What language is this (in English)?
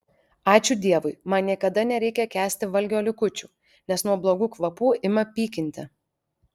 Lithuanian